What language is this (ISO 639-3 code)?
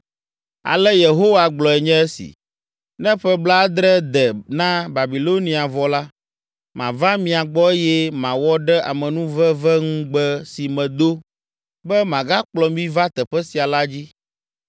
ewe